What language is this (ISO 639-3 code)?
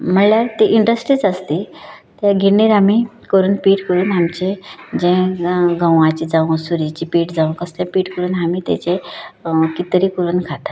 kok